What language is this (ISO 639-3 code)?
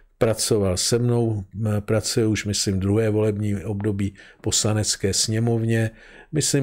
ces